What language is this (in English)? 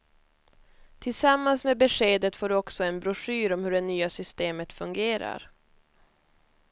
Swedish